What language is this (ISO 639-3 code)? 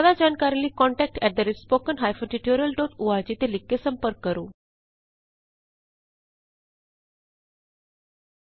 pan